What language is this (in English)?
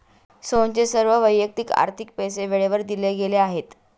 Marathi